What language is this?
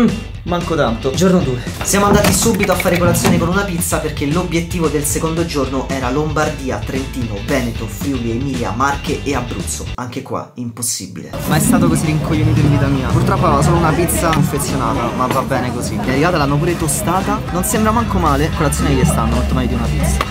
Italian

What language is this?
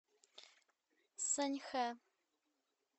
Russian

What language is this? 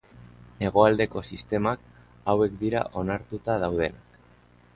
Basque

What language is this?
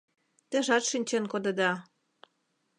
Mari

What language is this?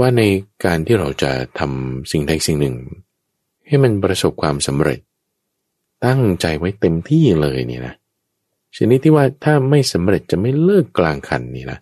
Thai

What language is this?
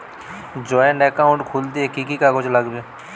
Bangla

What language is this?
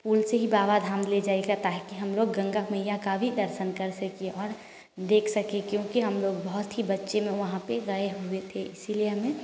Hindi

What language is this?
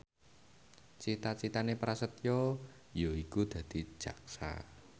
Javanese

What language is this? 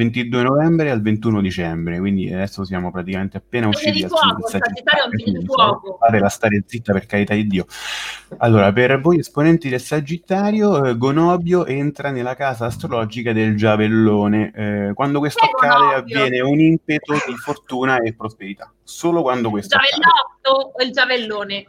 Italian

